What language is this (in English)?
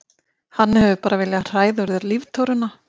Icelandic